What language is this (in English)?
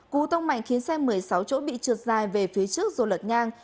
Vietnamese